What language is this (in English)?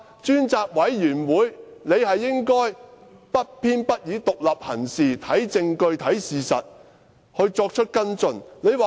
Cantonese